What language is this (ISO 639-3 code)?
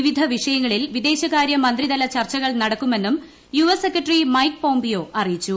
mal